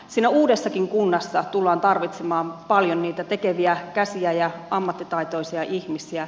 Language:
Finnish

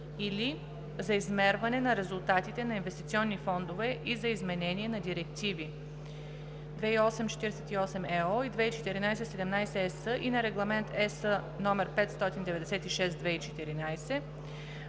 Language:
Bulgarian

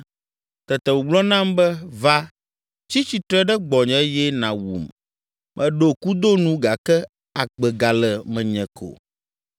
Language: Ewe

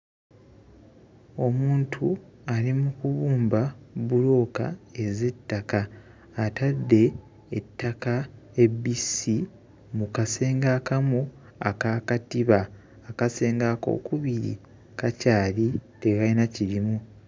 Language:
Ganda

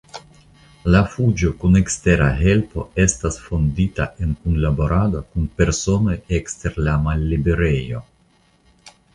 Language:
Esperanto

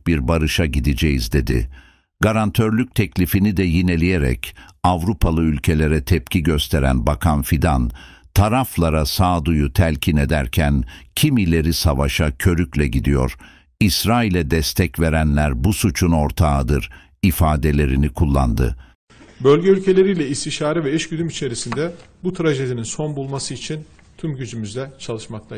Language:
Turkish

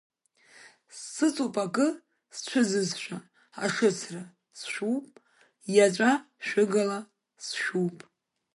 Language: Abkhazian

